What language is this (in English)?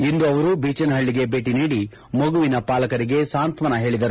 Kannada